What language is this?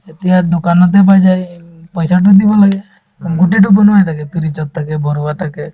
Assamese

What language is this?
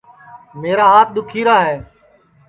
Sansi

